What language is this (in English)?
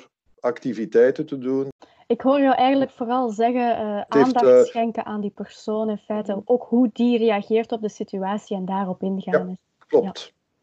Dutch